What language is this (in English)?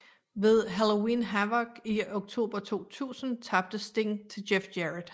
Danish